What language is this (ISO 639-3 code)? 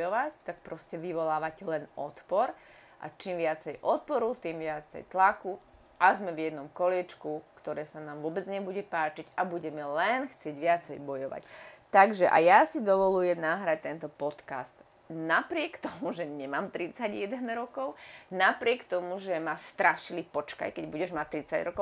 slk